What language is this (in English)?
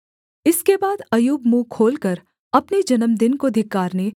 Hindi